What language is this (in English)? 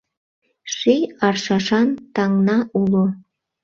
Mari